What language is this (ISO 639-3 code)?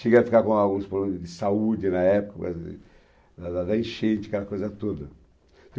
por